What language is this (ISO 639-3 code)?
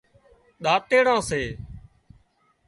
kxp